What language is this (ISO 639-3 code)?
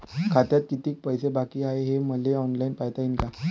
mar